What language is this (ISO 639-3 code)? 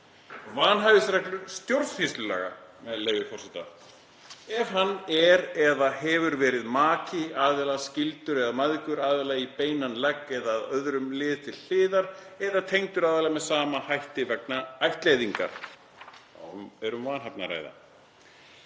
isl